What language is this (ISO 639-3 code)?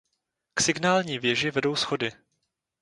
ces